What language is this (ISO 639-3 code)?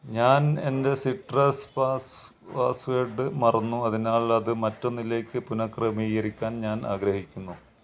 mal